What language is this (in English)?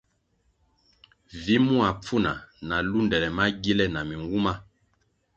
Kwasio